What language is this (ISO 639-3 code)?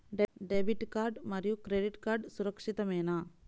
tel